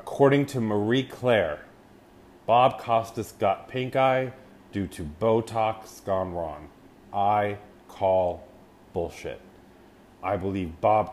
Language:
English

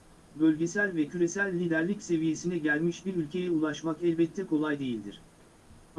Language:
Turkish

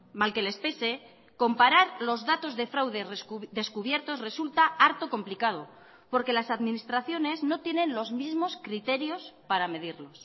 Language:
Spanish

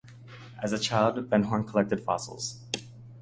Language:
English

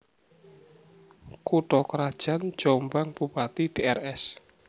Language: Javanese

